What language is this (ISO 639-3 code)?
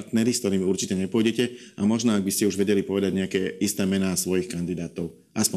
slk